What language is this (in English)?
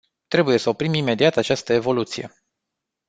Romanian